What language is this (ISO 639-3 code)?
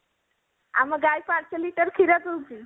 ori